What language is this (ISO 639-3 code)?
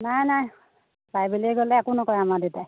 asm